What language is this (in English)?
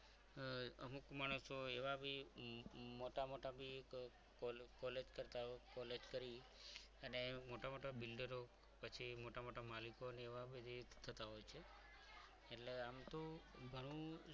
Gujarati